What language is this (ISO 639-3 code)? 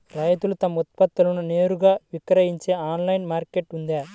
tel